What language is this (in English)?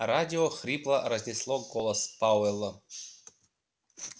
Russian